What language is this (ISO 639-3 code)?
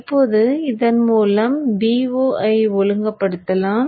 tam